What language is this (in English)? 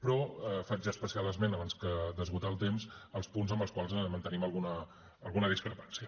Catalan